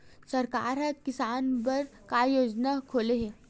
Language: Chhattisgarhi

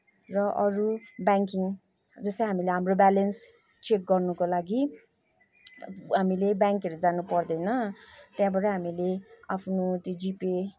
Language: Nepali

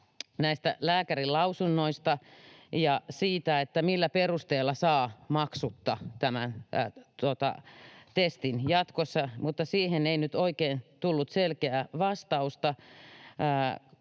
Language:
Finnish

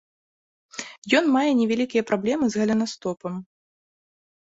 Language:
Belarusian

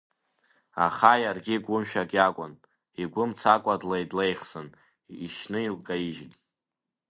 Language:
Abkhazian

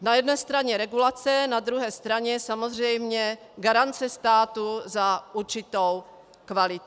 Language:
Czech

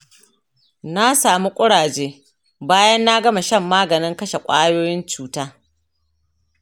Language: Hausa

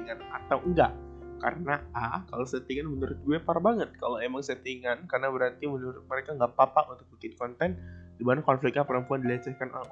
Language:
Indonesian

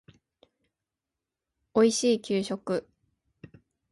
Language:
Japanese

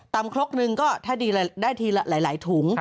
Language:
Thai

